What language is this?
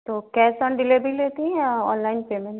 Hindi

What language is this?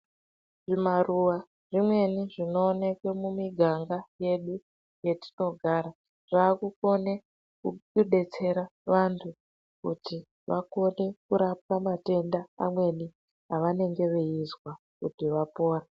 Ndau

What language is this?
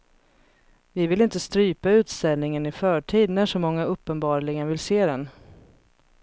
Swedish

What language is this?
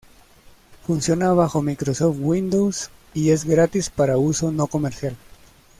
Spanish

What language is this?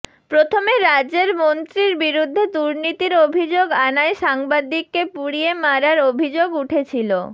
Bangla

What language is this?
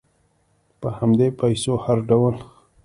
Pashto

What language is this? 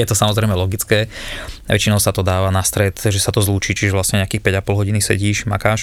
Slovak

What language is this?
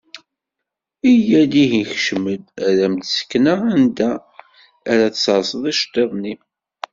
Kabyle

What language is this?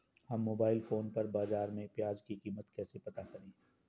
Hindi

